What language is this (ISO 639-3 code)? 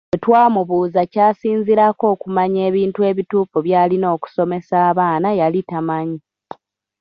lug